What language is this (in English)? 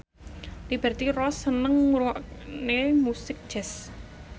Javanese